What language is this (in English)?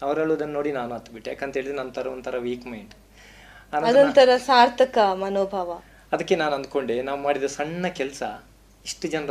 Kannada